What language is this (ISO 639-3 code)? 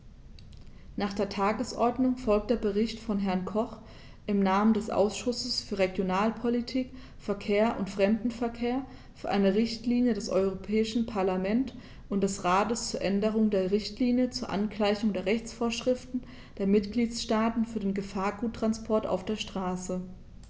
deu